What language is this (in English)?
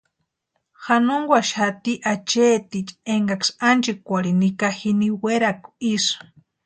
Western Highland Purepecha